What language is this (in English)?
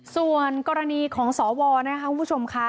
Thai